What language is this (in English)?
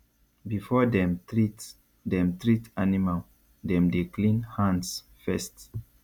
Nigerian Pidgin